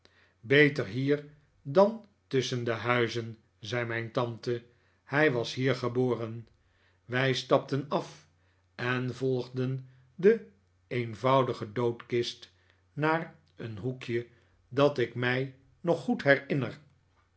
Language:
Dutch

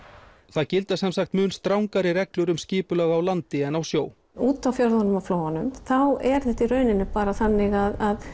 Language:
Icelandic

